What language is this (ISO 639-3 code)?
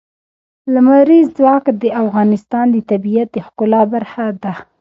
pus